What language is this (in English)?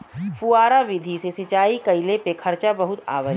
Bhojpuri